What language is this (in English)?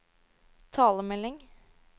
Norwegian